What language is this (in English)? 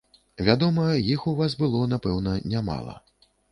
Belarusian